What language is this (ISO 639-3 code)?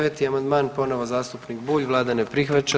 hrv